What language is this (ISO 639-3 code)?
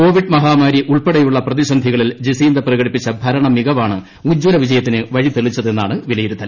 mal